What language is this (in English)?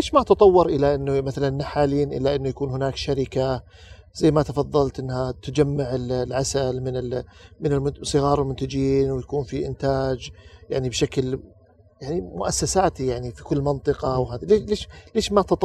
Arabic